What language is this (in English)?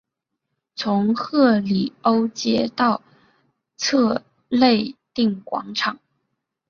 Chinese